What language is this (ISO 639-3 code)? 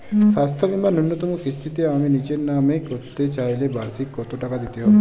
ben